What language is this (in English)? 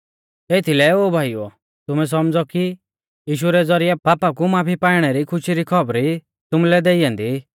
Mahasu Pahari